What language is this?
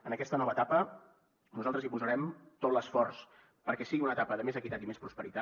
Catalan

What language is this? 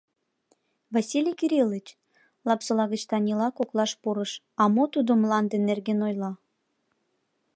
Mari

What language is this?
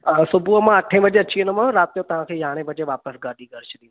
Sindhi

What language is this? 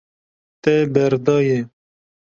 Kurdish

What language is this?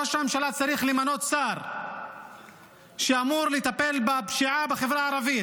Hebrew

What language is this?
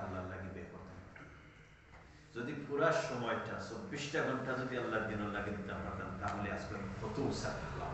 Arabic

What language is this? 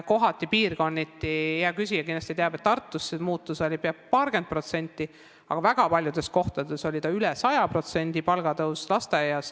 Estonian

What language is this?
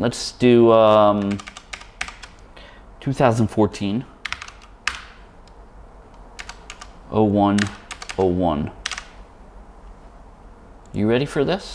English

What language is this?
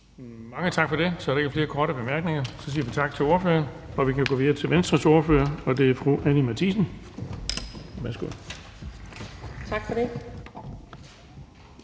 Danish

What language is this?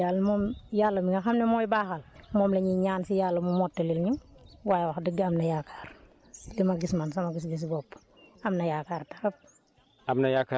Wolof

